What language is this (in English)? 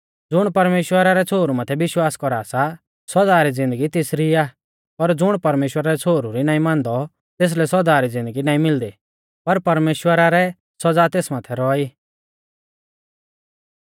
Mahasu Pahari